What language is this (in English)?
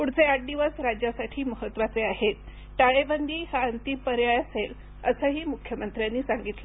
Marathi